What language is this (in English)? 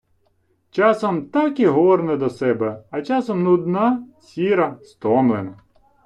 Ukrainian